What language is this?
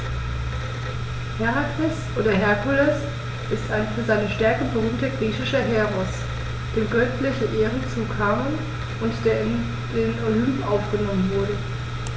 German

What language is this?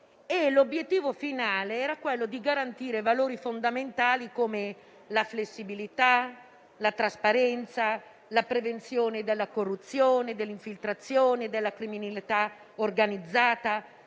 Italian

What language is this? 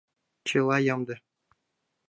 Mari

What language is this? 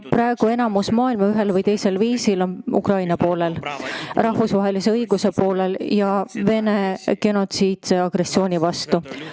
Estonian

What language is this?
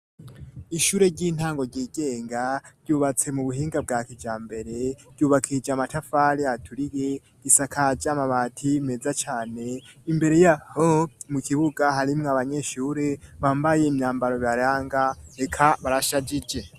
Rundi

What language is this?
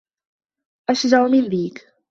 Arabic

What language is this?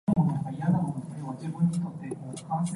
Cantonese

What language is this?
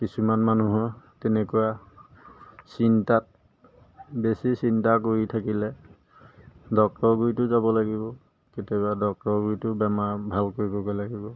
Assamese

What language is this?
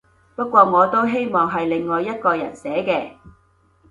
Cantonese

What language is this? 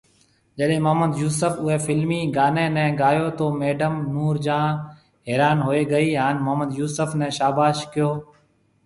Marwari (Pakistan)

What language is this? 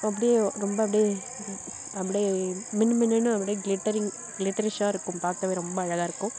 Tamil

